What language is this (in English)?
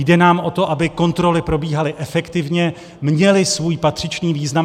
Czech